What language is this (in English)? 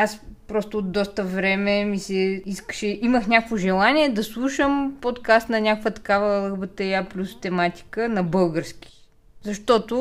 Bulgarian